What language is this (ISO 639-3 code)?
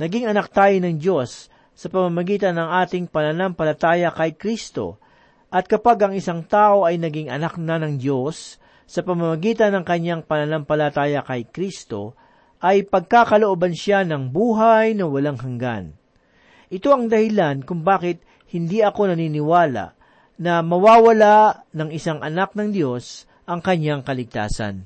fil